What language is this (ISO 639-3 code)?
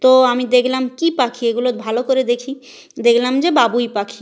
ben